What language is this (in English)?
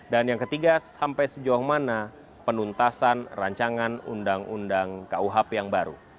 Indonesian